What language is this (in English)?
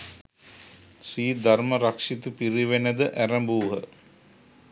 Sinhala